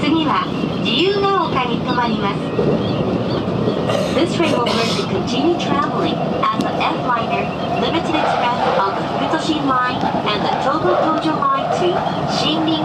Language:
Japanese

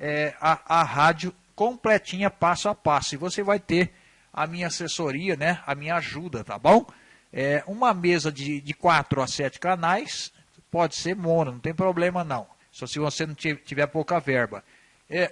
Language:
Portuguese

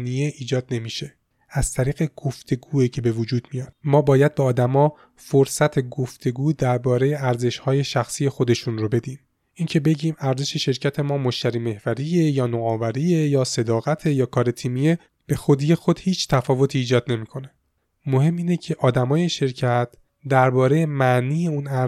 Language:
Persian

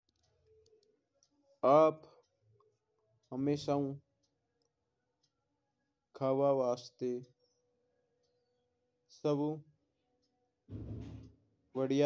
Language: Mewari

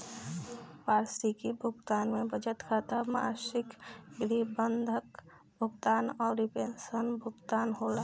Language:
Bhojpuri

